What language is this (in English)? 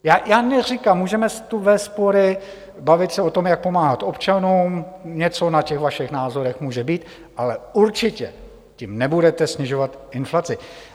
Czech